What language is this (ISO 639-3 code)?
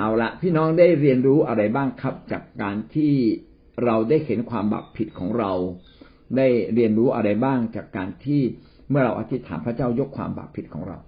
tha